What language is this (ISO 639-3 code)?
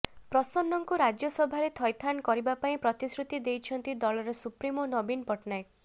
ori